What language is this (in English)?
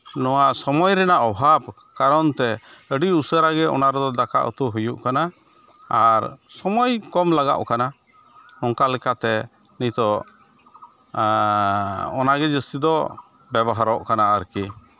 Santali